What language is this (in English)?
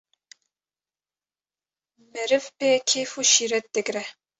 Kurdish